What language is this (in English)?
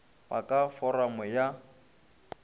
Northern Sotho